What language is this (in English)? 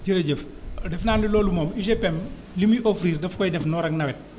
Wolof